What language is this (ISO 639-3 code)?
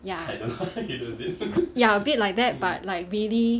eng